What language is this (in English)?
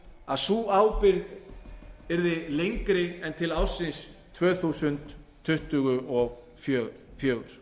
Icelandic